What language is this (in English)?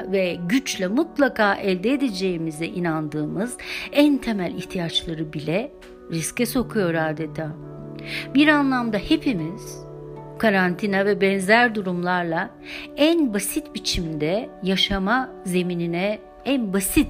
Turkish